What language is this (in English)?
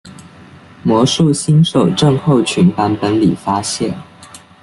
Chinese